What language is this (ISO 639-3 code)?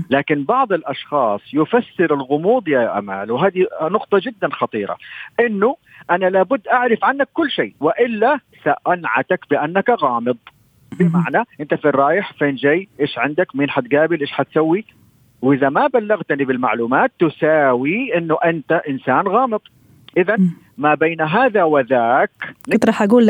ara